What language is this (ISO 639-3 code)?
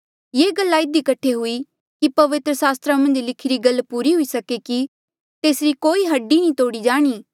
mjl